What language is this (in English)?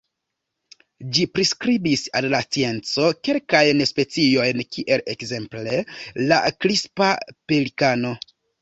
Esperanto